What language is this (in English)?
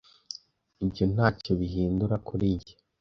Kinyarwanda